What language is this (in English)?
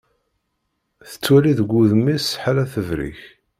Kabyle